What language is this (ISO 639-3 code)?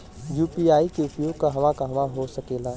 bho